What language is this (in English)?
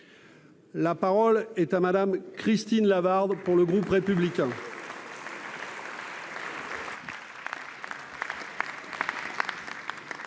French